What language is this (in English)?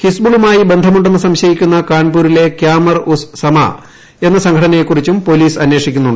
Malayalam